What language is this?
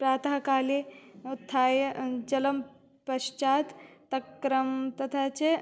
Sanskrit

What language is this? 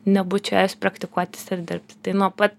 Lithuanian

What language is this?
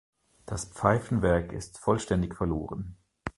German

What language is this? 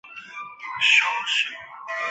Chinese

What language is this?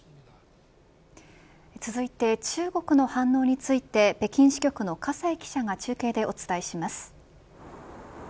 Japanese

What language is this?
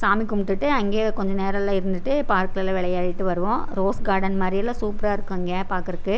Tamil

